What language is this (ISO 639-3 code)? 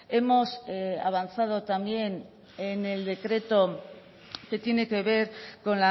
spa